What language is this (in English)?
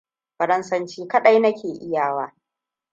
Hausa